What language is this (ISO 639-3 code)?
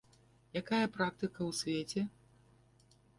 bel